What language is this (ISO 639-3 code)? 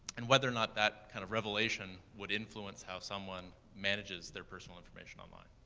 eng